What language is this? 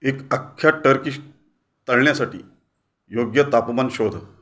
Marathi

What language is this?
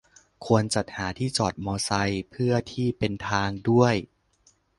Thai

